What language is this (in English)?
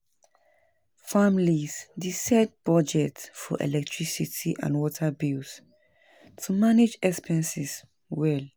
Nigerian Pidgin